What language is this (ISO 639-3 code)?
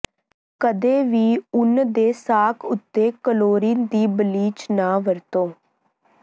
pan